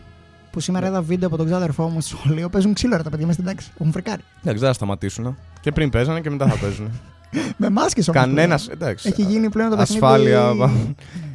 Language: Greek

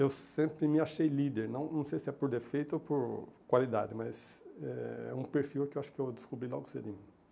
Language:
Portuguese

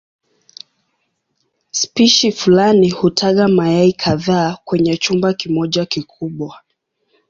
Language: Swahili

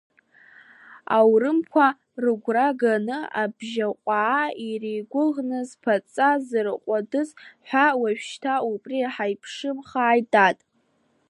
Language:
Abkhazian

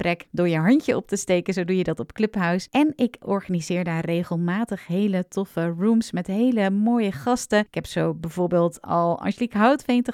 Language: Dutch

